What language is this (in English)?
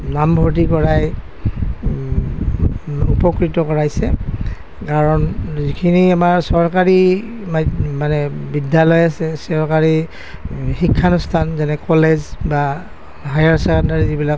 Assamese